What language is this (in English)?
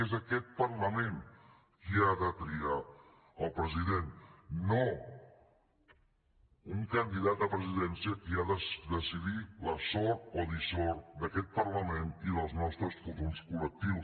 Catalan